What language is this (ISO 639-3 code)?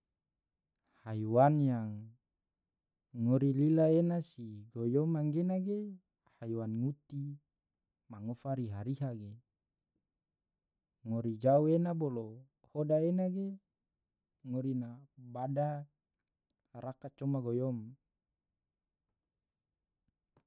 tvo